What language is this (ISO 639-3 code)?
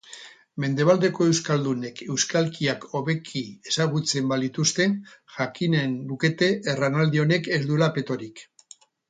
eus